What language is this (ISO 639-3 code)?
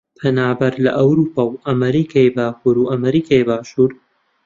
ckb